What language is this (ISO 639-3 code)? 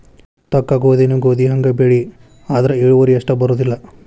kan